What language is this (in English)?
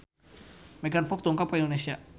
Sundanese